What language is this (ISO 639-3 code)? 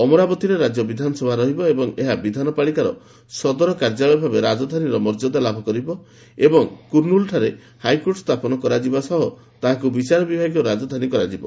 ori